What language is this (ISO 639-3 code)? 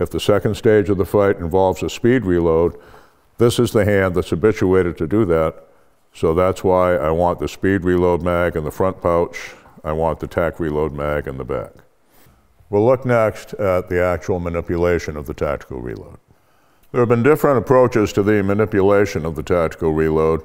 eng